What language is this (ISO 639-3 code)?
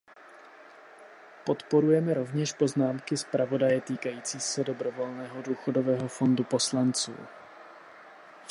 ces